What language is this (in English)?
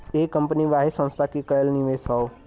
Bhojpuri